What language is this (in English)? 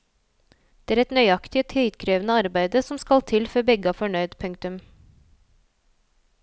Norwegian